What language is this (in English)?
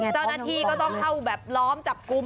Thai